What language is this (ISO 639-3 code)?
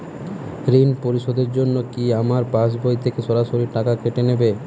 ben